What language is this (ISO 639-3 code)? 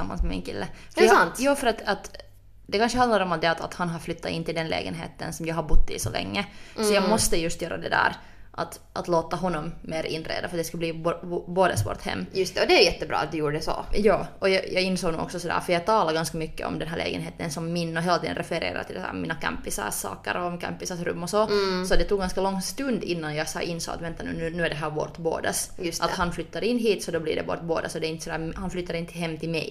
swe